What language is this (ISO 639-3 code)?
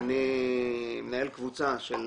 heb